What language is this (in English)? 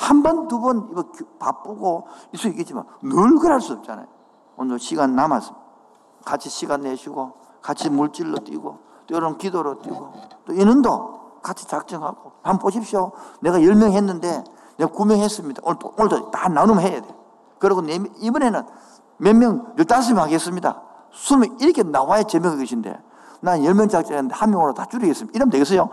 Korean